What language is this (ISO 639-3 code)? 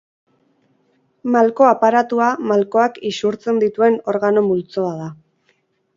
eus